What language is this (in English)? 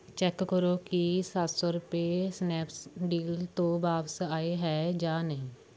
Punjabi